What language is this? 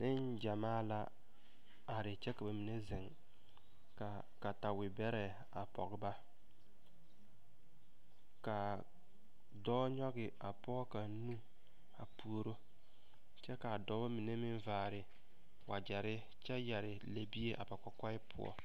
Southern Dagaare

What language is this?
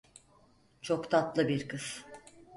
Turkish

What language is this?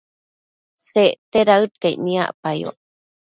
Matsés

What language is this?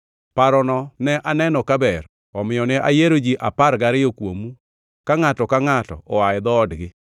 Luo (Kenya and Tanzania)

